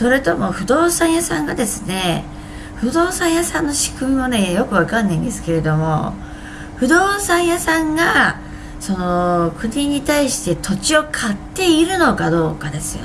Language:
Japanese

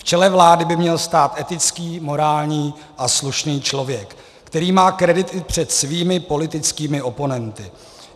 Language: Czech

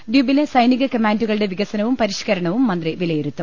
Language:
Malayalam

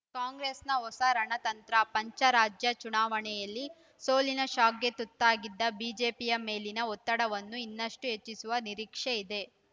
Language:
Kannada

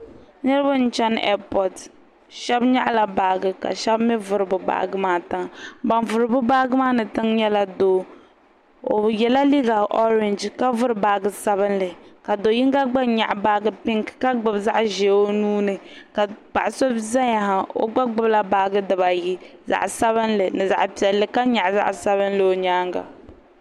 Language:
Dagbani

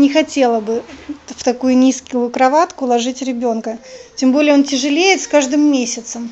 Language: Russian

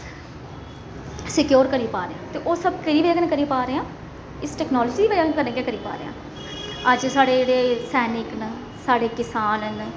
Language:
Dogri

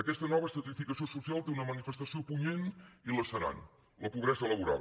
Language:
Catalan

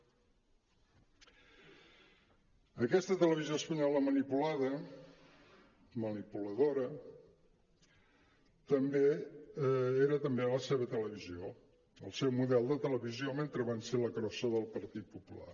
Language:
Catalan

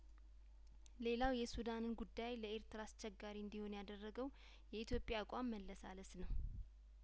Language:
Amharic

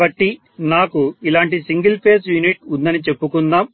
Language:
Telugu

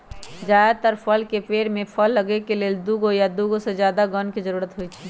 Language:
Magahi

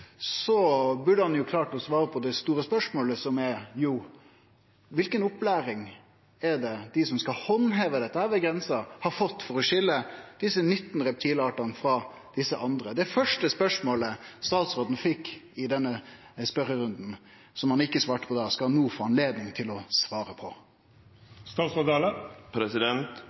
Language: Norwegian Nynorsk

